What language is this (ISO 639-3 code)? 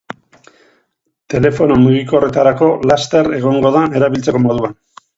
eus